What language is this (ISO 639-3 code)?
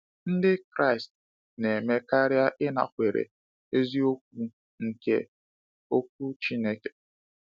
ibo